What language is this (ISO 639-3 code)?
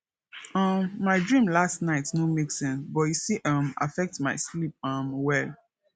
pcm